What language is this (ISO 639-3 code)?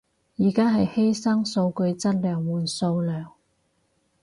yue